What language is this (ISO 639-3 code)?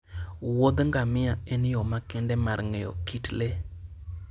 luo